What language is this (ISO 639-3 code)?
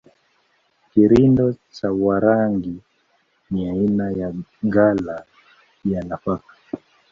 swa